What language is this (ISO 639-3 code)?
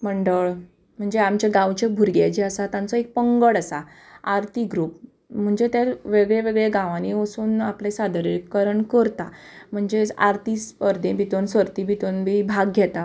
kok